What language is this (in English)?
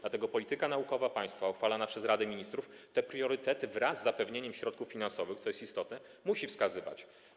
Polish